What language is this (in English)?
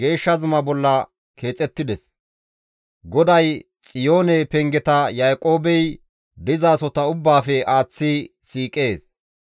Gamo